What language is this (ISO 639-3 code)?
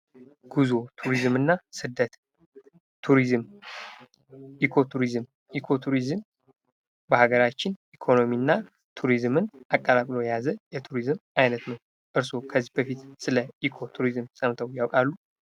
amh